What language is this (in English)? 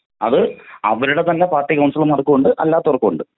Malayalam